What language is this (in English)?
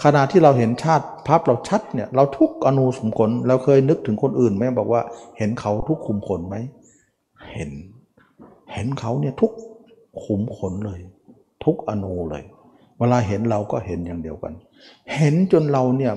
Thai